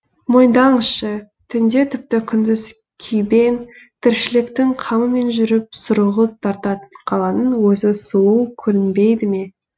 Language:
Kazakh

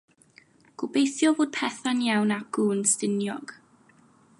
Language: Welsh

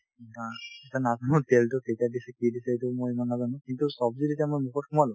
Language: Assamese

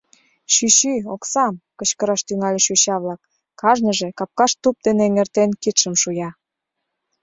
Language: Mari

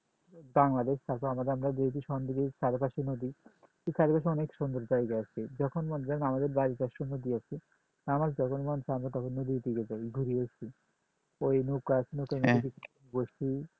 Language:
Bangla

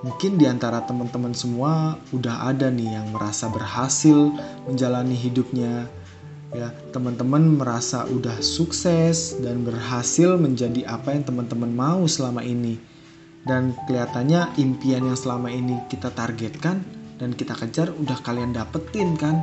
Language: Indonesian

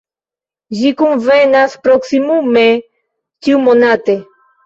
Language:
Esperanto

